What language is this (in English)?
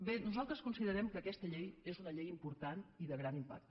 Catalan